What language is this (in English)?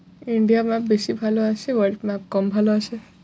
Bangla